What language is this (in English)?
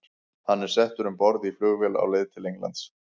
Icelandic